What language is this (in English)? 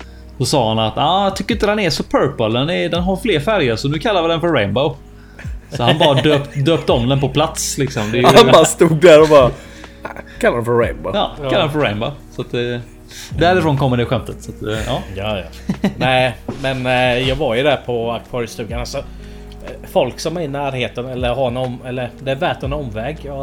Swedish